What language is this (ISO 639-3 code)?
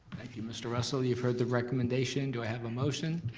eng